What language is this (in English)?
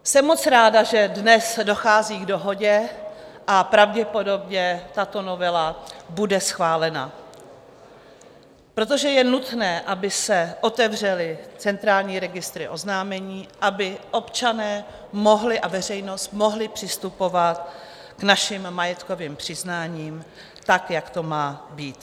Czech